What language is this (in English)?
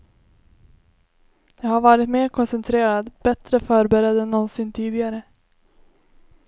Swedish